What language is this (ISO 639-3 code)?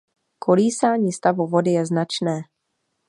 ces